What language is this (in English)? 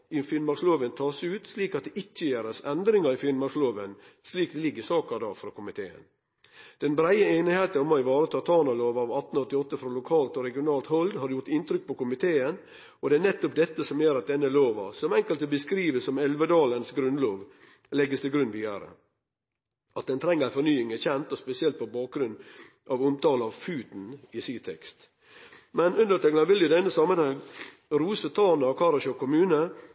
Norwegian Nynorsk